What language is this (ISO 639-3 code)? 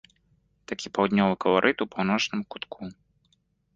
bel